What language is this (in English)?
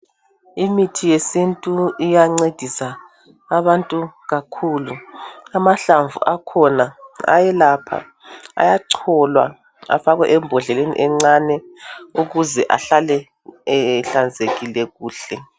North Ndebele